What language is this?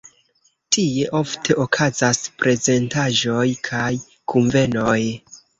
Esperanto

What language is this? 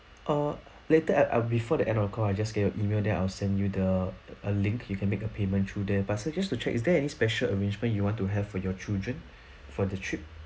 English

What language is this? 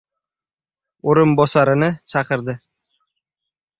Uzbek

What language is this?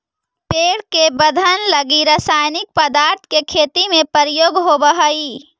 Magahi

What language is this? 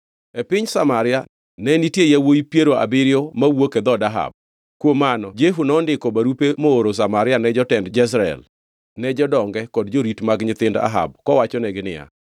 Luo (Kenya and Tanzania)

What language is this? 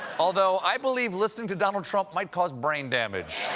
English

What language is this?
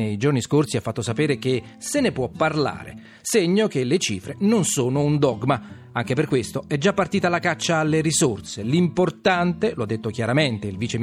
Italian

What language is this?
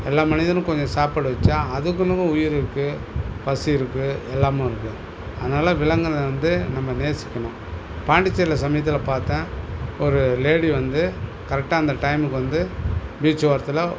Tamil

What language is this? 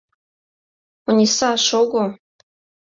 Mari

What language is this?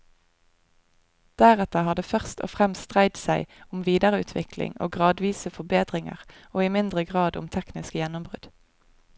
Norwegian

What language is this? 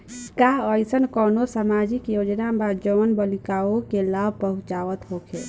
Bhojpuri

